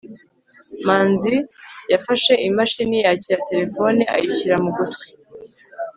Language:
Kinyarwanda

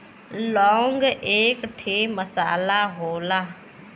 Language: Bhojpuri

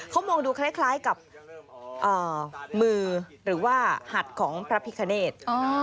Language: Thai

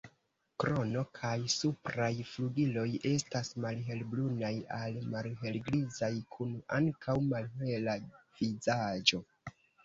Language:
Esperanto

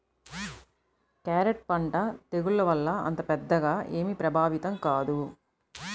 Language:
Telugu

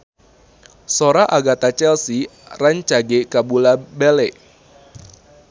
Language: Sundanese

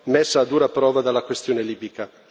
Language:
Italian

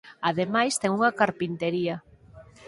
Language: Galician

